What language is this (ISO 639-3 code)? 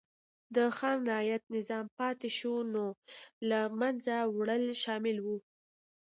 pus